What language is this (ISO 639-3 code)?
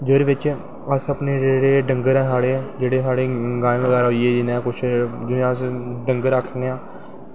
doi